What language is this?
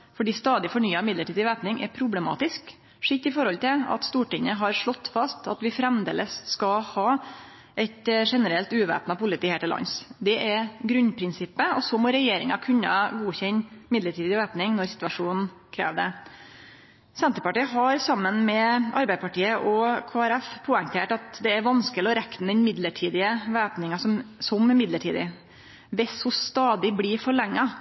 Norwegian Nynorsk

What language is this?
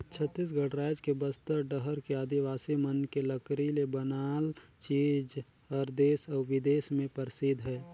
Chhattisgarhi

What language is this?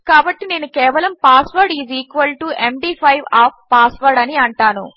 Telugu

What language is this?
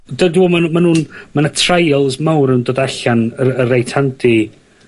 Welsh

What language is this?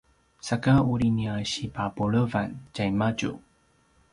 Paiwan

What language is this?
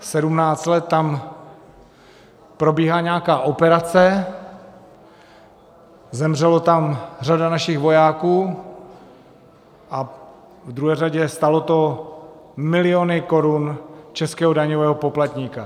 Czech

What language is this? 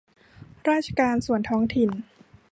Thai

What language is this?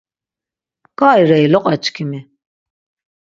Laz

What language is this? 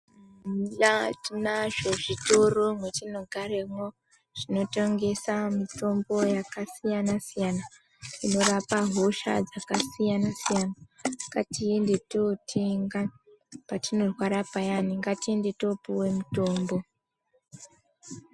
Ndau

